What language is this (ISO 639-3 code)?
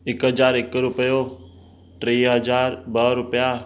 snd